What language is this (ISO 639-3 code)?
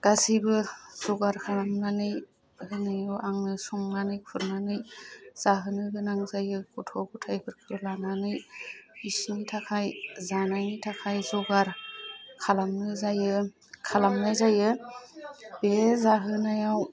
brx